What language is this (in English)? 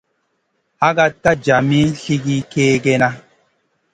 Masana